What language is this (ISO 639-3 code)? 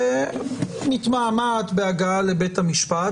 heb